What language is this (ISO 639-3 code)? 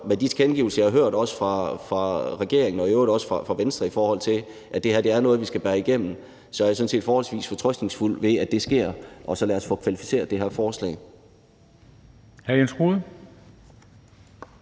dan